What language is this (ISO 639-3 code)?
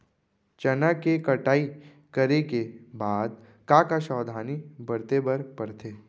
hne